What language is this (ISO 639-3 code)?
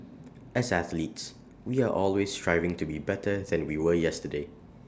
eng